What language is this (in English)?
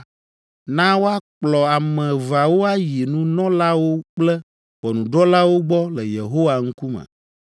Ewe